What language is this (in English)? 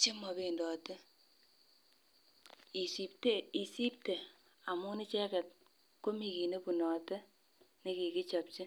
Kalenjin